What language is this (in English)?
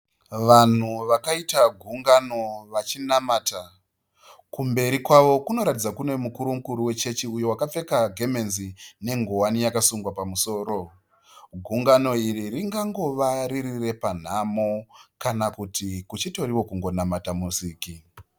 Shona